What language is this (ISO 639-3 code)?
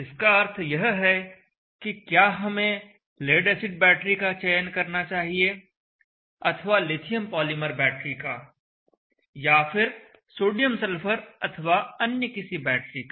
hin